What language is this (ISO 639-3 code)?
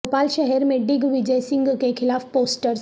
urd